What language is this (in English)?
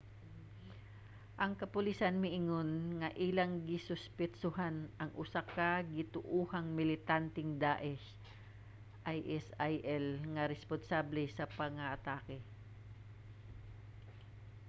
Cebuano